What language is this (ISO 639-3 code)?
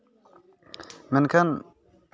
sat